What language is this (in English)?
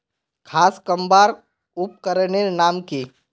Magahi